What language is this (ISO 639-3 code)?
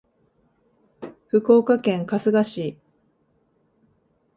jpn